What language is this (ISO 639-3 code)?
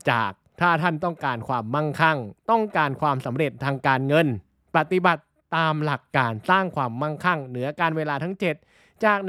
tha